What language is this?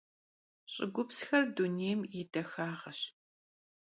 Kabardian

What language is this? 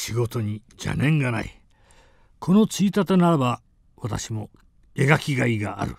Japanese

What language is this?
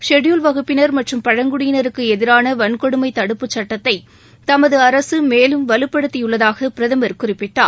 Tamil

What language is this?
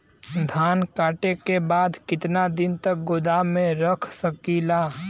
Bhojpuri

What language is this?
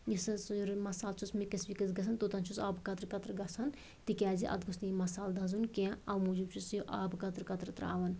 Kashmiri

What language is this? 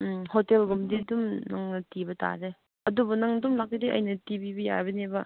Manipuri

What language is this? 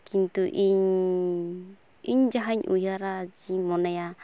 Santali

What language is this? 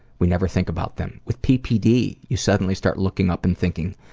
English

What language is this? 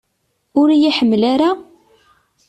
Kabyle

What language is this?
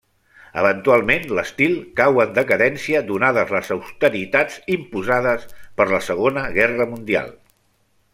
Catalan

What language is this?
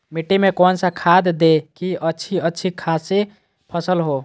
Magahi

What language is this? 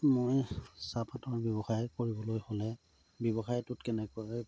Assamese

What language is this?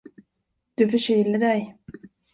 Swedish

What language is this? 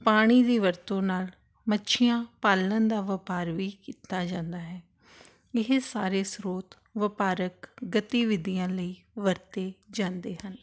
Punjabi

